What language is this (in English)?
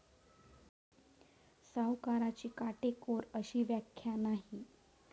Marathi